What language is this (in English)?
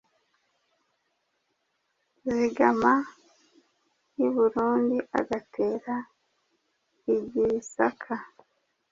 Kinyarwanda